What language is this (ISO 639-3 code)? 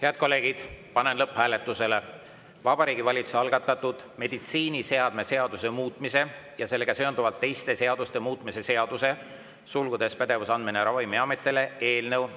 est